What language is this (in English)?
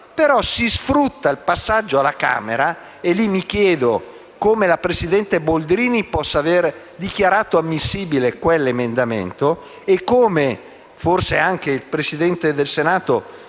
Italian